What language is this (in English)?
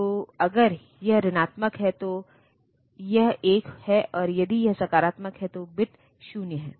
Hindi